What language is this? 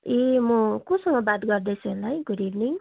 Nepali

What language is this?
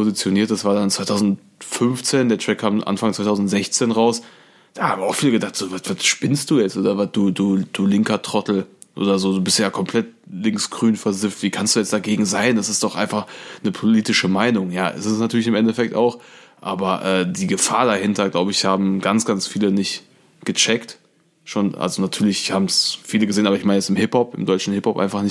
German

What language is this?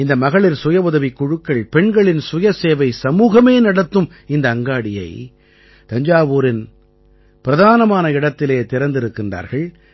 Tamil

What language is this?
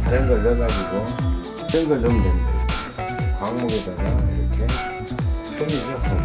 Korean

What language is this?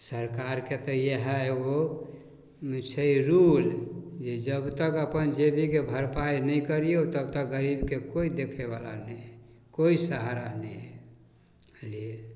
Maithili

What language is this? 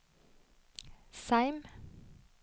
Norwegian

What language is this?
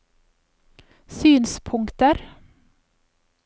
Norwegian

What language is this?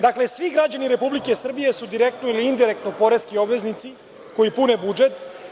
Serbian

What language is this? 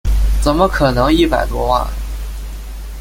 Chinese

